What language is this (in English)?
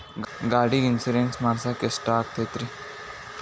Kannada